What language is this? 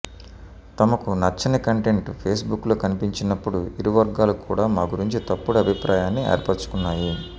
Telugu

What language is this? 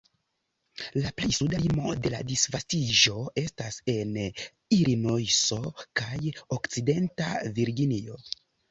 Esperanto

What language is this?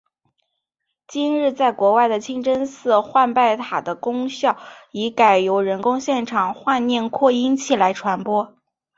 Chinese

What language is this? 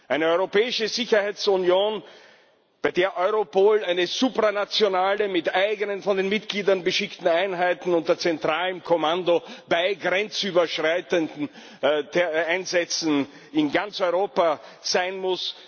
German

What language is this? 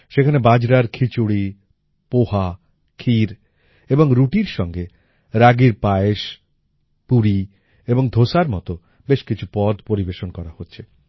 Bangla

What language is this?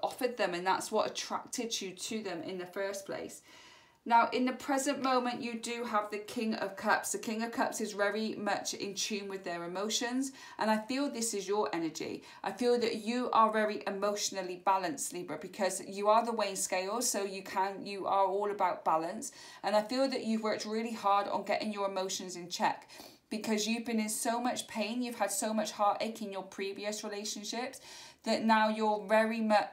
English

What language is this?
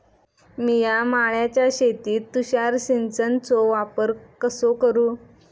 Marathi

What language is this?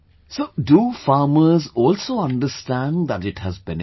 English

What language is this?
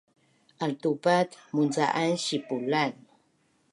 Bunun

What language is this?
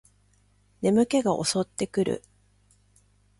Japanese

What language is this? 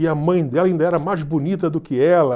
Portuguese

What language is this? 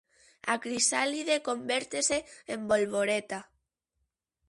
Galician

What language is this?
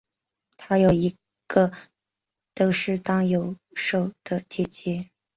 Chinese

